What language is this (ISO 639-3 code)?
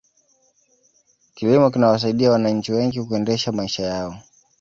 swa